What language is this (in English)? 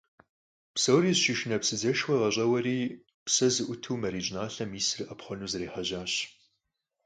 Kabardian